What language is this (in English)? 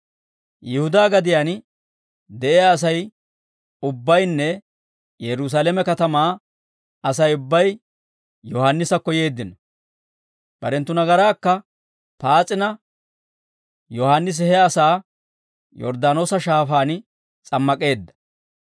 Dawro